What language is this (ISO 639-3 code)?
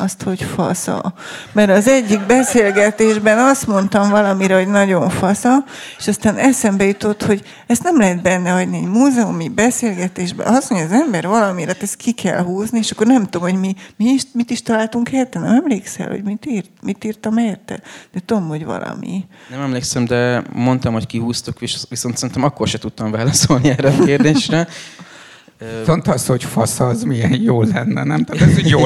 hun